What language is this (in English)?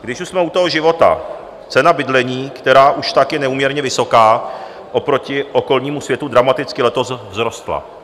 Czech